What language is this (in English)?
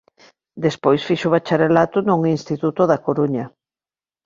Galician